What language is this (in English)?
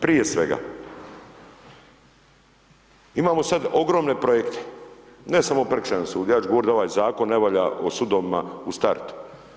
Croatian